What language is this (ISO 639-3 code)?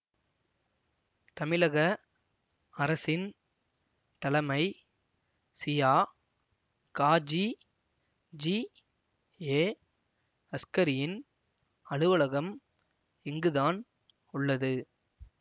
tam